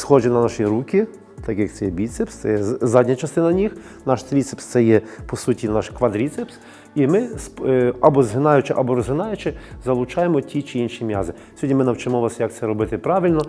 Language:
Ukrainian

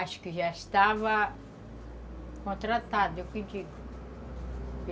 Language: Portuguese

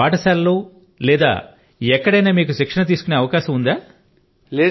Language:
Telugu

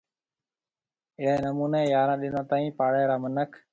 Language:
Marwari (Pakistan)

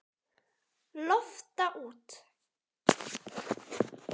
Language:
Icelandic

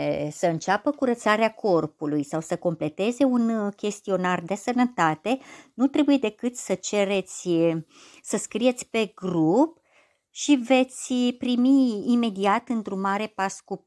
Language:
Romanian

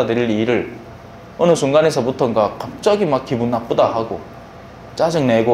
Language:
Korean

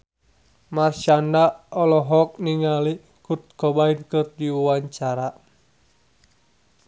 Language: Sundanese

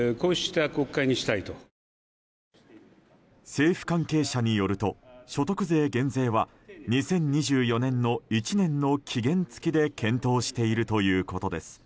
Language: Japanese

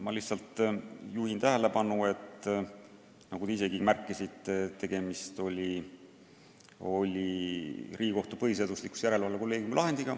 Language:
Estonian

